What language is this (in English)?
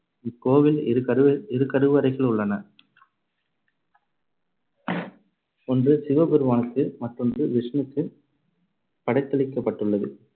Tamil